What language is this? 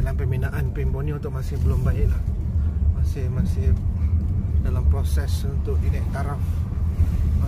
Malay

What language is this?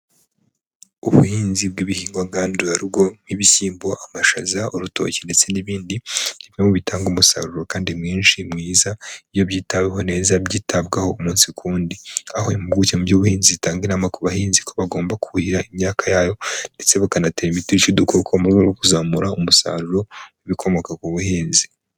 Kinyarwanda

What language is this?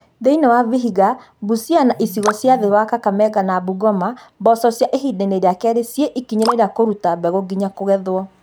Kikuyu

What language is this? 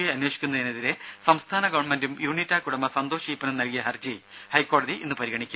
Malayalam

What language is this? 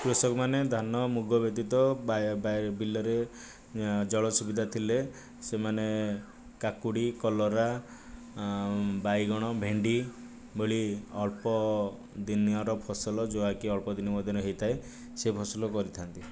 Odia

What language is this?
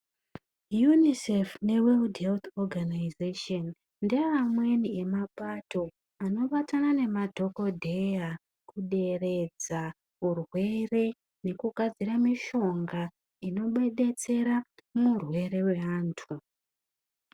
Ndau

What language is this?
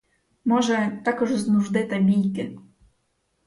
Ukrainian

